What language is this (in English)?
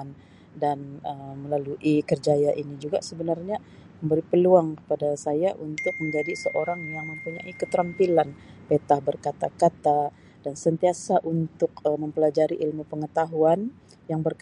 Sabah Malay